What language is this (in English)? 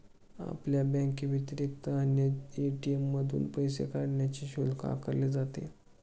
Marathi